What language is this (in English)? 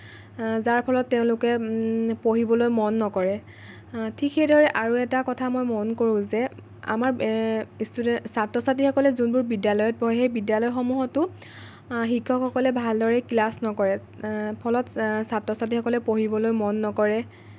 Assamese